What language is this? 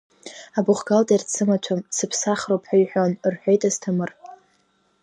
Abkhazian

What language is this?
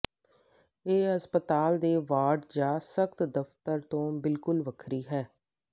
Punjabi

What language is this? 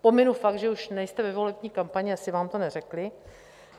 Czech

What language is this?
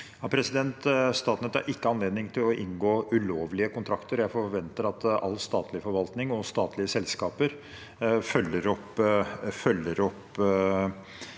Norwegian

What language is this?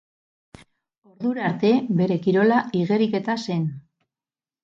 Basque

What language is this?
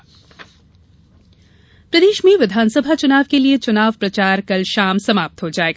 Hindi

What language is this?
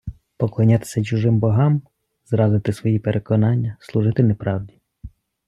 Ukrainian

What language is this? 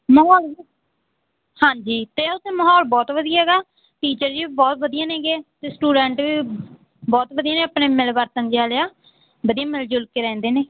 Punjabi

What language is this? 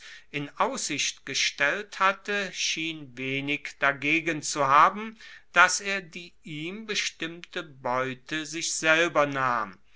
German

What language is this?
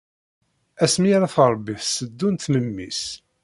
Kabyle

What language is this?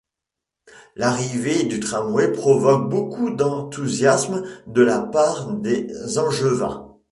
French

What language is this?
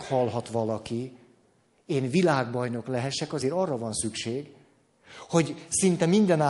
Hungarian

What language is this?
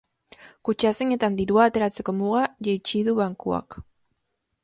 Basque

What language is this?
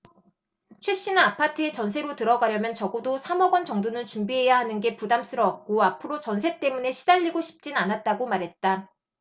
Korean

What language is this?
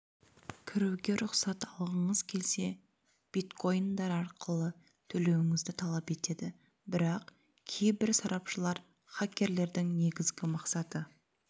Kazakh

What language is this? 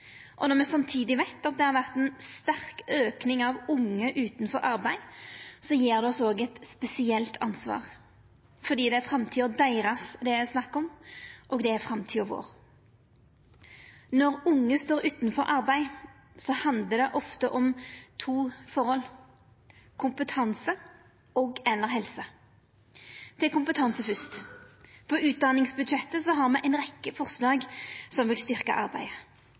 Norwegian Nynorsk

